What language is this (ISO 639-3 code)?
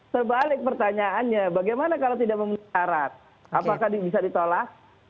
ind